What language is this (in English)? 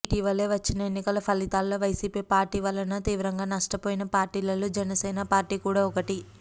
Telugu